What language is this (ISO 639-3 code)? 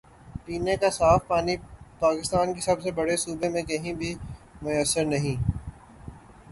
urd